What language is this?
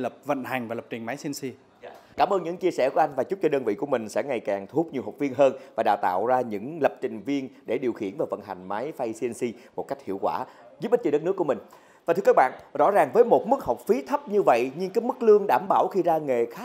Vietnamese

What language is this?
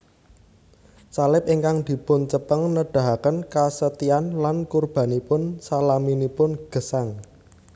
Javanese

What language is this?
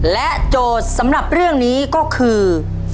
Thai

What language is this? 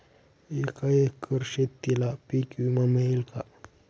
Marathi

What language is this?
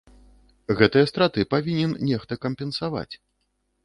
Belarusian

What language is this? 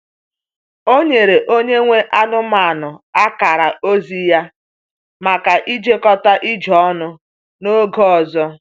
Igbo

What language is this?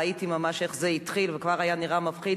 Hebrew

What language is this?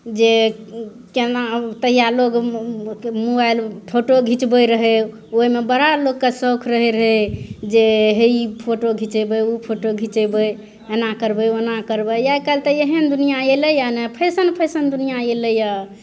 Maithili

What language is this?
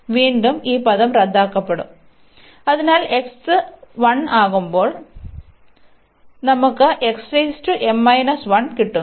Malayalam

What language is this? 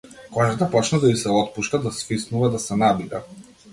Macedonian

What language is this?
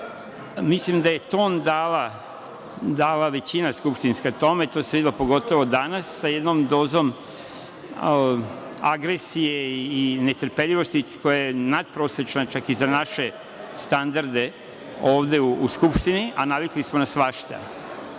Serbian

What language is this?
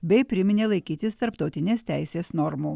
Lithuanian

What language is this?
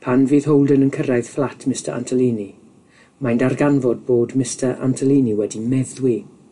Welsh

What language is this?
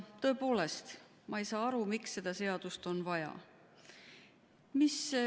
Estonian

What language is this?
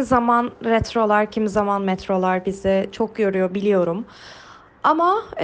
Turkish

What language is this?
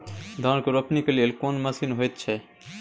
Maithili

